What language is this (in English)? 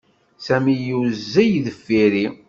Kabyle